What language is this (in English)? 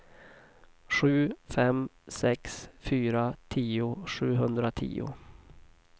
Swedish